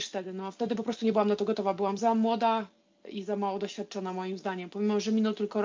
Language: Polish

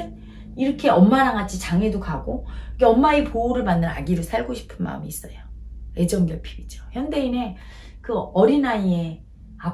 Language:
Korean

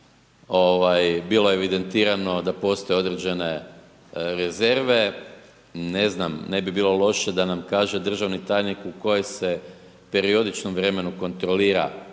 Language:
Croatian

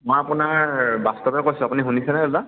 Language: Assamese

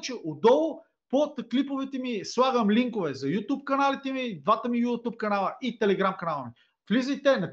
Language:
Bulgarian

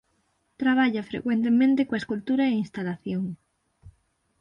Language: Galician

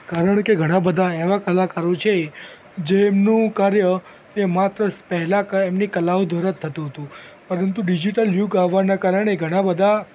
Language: Gujarati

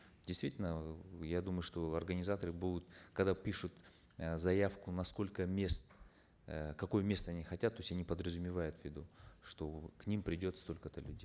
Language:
Kazakh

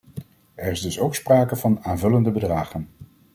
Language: Dutch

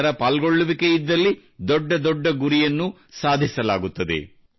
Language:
Kannada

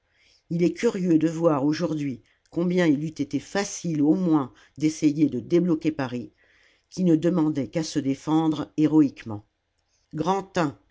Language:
French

